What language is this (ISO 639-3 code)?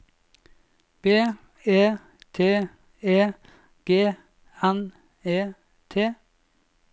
nor